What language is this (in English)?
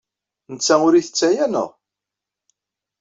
Kabyle